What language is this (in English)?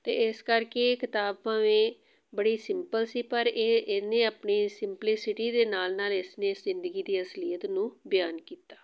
Punjabi